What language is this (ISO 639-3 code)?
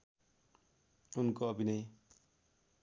nep